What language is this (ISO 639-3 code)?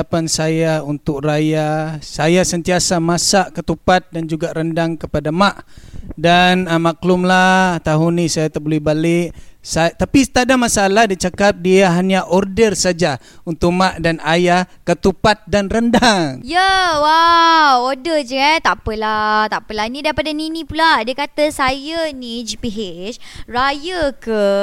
msa